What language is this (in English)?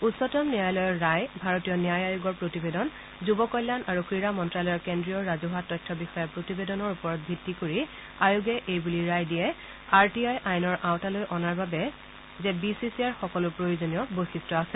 Assamese